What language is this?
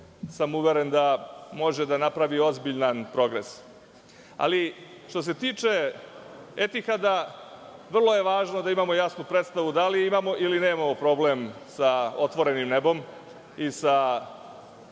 Serbian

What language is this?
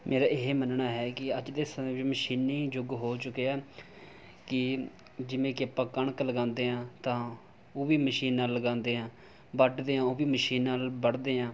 Punjabi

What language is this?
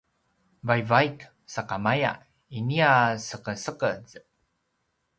Paiwan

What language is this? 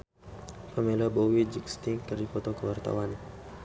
Sundanese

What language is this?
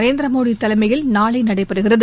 Tamil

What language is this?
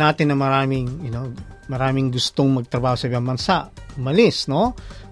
Filipino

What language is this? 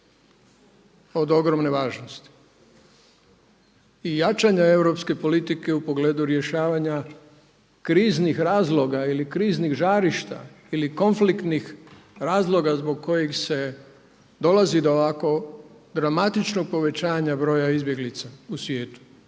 Croatian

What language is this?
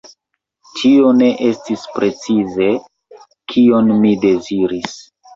Esperanto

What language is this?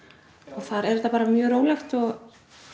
Icelandic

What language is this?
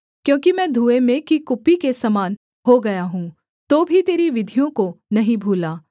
Hindi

